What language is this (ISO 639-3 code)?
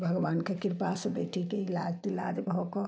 mai